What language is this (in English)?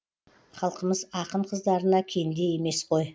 Kazakh